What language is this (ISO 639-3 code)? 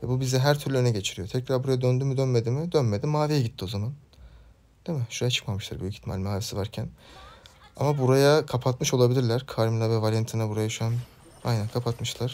tur